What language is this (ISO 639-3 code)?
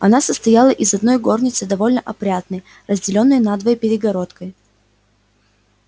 rus